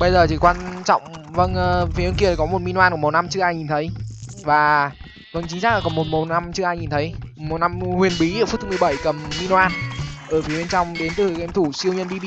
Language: Vietnamese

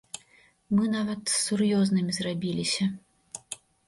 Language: Belarusian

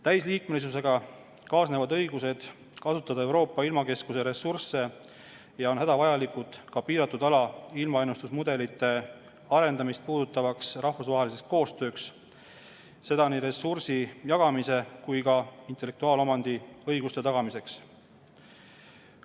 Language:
Estonian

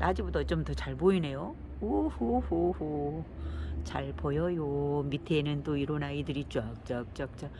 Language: Korean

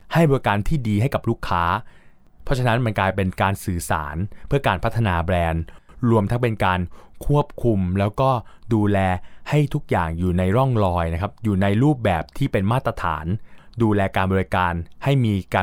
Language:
Thai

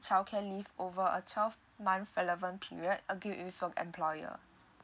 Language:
English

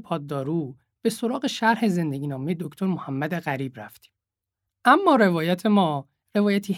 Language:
Persian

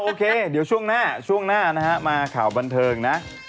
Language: Thai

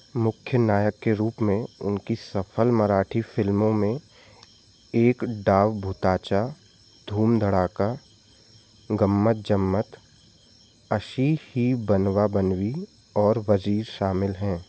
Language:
Hindi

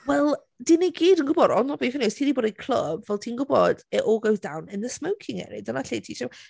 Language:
Welsh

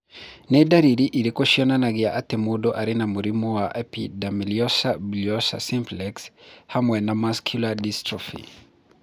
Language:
Kikuyu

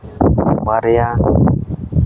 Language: Santali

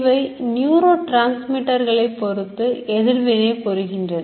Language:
Tamil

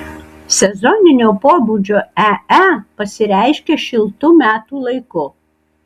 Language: Lithuanian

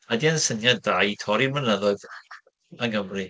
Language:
Welsh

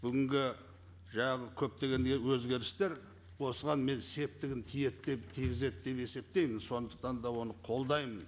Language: Kazakh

